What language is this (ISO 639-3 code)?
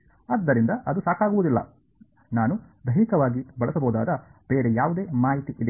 kan